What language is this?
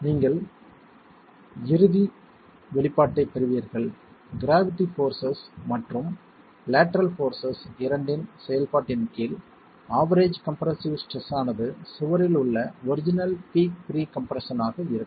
Tamil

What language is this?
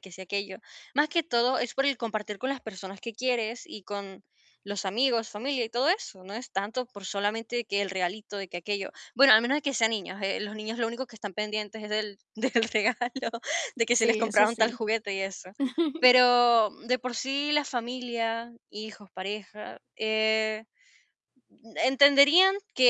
Spanish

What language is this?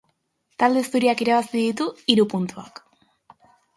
Basque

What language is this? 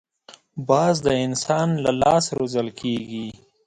Pashto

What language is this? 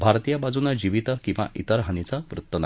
Marathi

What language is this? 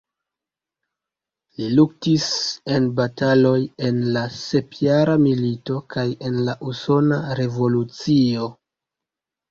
Esperanto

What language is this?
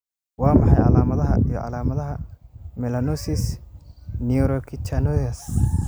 Somali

